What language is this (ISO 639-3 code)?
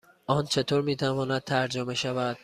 fas